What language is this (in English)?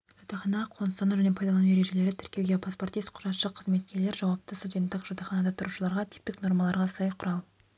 Kazakh